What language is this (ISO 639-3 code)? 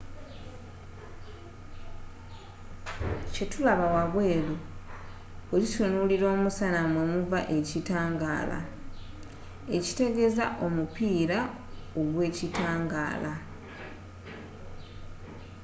lug